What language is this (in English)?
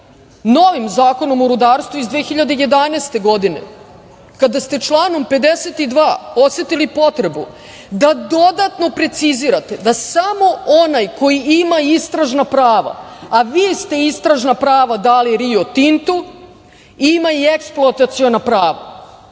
Serbian